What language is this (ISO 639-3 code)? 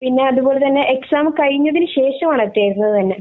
mal